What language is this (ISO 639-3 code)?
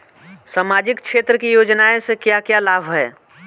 bho